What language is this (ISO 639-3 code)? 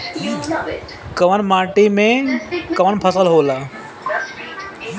bho